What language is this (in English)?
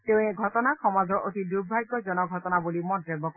Assamese